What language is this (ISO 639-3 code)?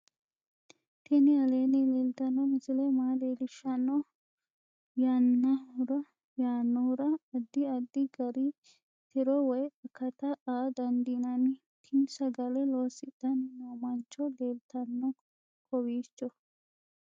sid